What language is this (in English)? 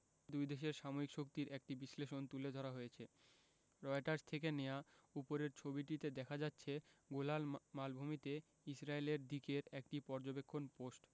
Bangla